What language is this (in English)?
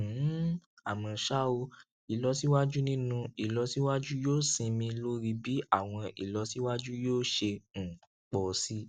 Yoruba